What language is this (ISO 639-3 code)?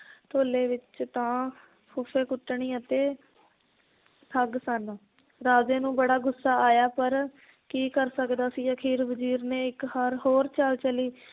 pan